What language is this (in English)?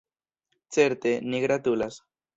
Esperanto